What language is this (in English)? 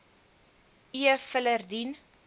Afrikaans